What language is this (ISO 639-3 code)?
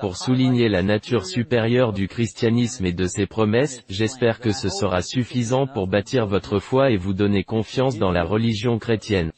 fra